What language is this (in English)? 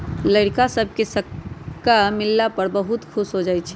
Magahi